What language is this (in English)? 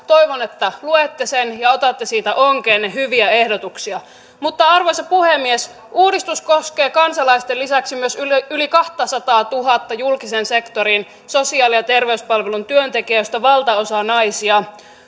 Finnish